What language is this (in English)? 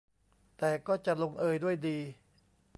Thai